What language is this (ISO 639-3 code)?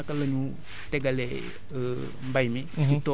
wol